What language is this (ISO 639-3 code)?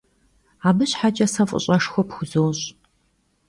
kbd